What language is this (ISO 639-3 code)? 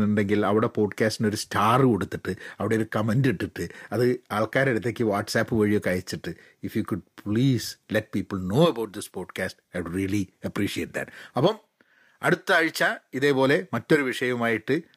mal